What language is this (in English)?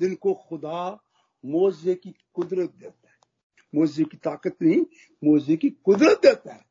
Hindi